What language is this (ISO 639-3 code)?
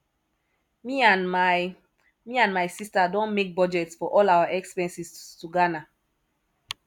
pcm